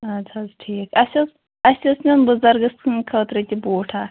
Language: Kashmiri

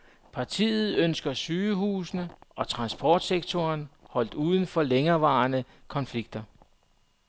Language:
Danish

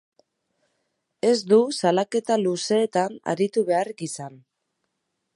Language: Basque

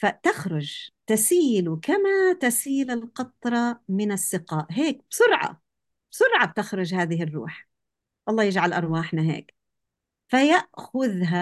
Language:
Arabic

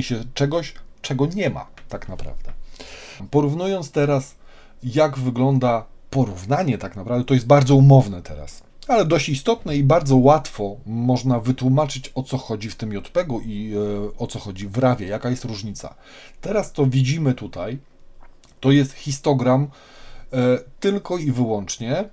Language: Polish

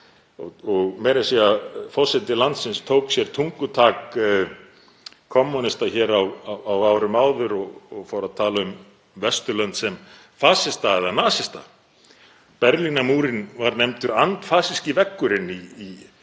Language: Icelandic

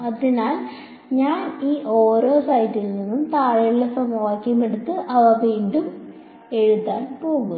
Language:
Malayalam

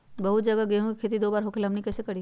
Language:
Magahi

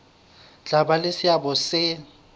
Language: Southern Sotho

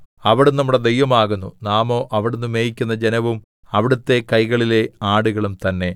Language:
Malayalam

